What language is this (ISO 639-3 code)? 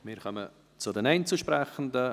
gsw